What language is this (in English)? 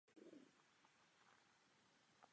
Czech